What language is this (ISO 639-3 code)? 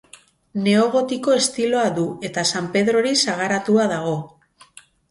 eus